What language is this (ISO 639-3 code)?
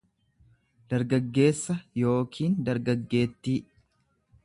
orm